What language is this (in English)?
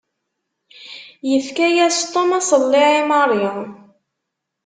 Kabyle